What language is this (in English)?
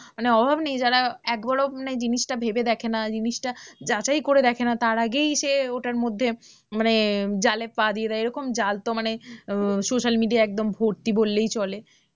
Bangla